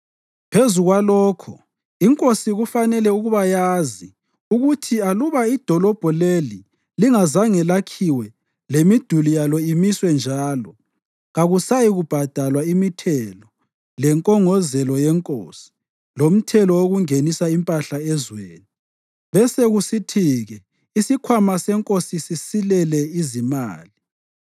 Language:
North Ndebele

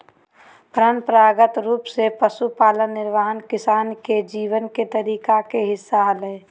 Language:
Magahi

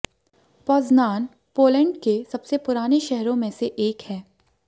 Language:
Hindi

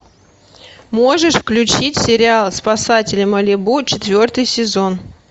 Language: Russian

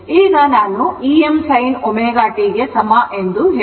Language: Kannada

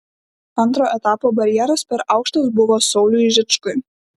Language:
Lithuanian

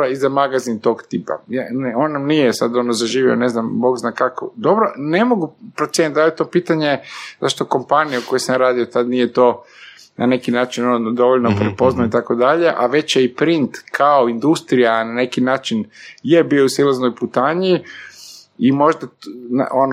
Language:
Croatian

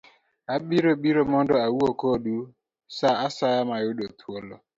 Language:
Luo (Kenya and Tanzania)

